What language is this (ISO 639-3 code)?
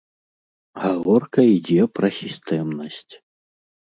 bel